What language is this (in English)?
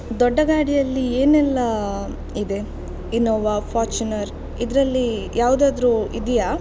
Kannada